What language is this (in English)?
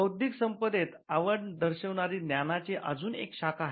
Marathi